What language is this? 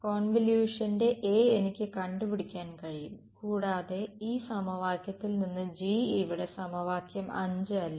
Malayalam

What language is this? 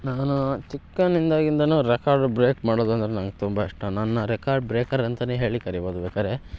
Kannada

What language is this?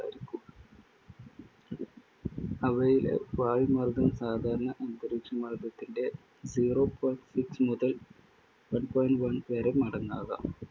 Malayalam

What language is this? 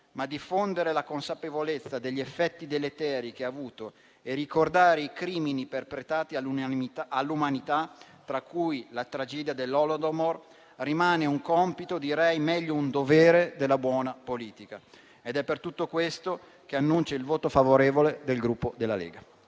Italian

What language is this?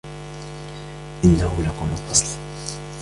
Arabic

